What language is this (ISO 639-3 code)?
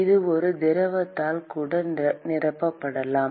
tam